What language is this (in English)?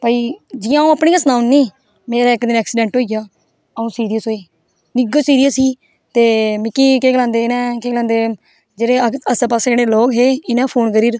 Dogri